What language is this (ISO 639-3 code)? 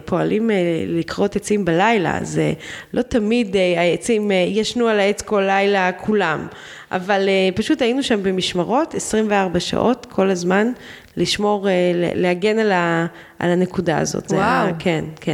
heb